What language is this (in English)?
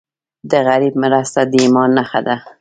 Pashto